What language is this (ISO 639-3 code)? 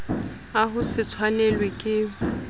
sot